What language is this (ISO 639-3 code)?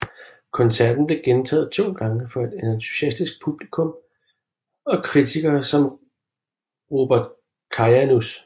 dan